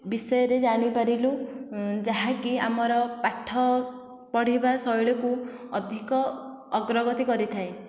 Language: Odia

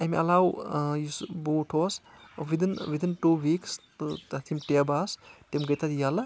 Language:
Kashmiri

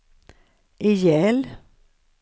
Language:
Swedish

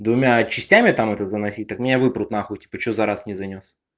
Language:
Russian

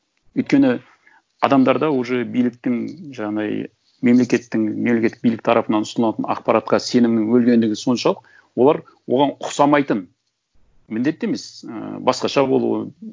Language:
Kazakh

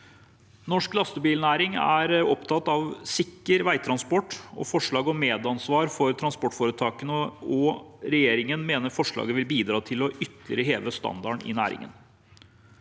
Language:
Norwegian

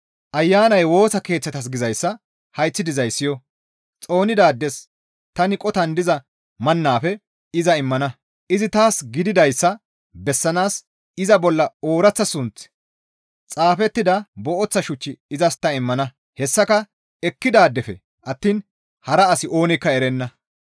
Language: Gamo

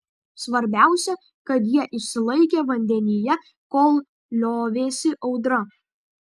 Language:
Lithuanian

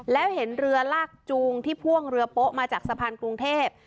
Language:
Thai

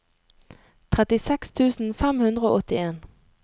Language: Norwegian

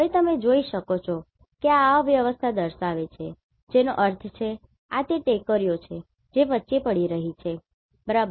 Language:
Gujarati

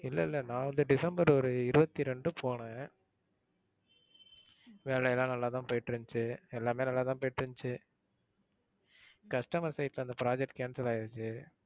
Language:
Tamil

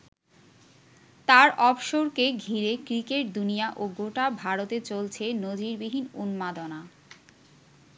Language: Bangla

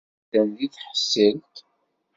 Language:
Kabyle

